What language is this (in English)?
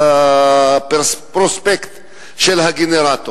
Hebrew